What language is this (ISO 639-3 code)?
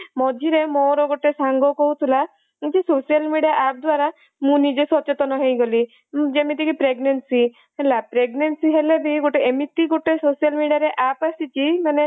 ori